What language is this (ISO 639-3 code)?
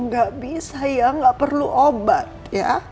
ind